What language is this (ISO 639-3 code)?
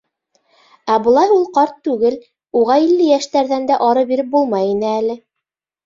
bak